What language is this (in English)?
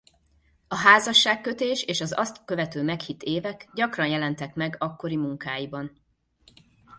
Hungarian